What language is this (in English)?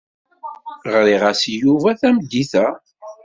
Kabyle